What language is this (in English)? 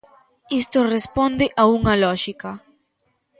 Galician